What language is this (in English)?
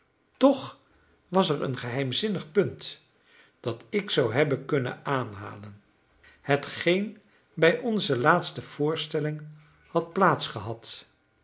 Dutch